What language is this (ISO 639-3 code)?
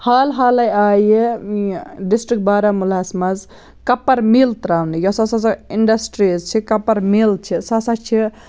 kas